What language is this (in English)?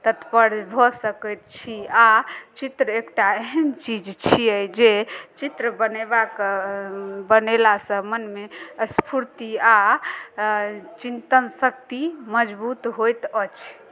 Maithili